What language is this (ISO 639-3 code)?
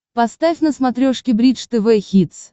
rus